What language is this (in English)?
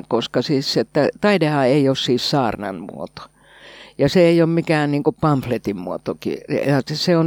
Finnish